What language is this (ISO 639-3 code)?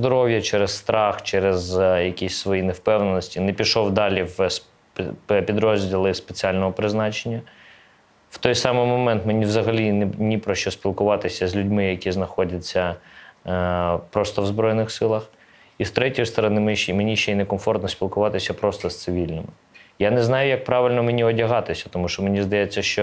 ukr